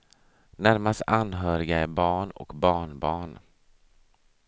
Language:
Swedish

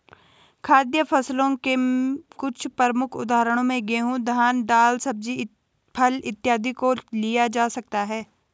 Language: Hindi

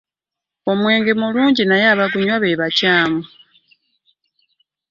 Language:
Ganda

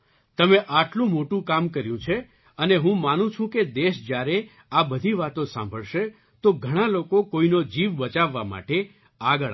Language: Gujarati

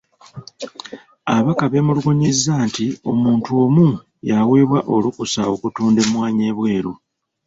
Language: Ganda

